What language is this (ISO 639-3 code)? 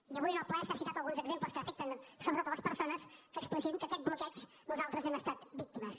cat